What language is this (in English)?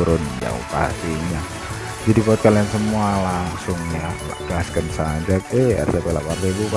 Indonesian